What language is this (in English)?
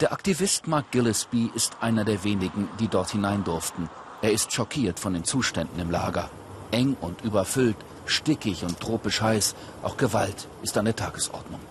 German